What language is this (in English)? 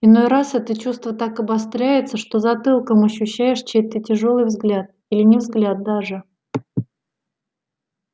Russian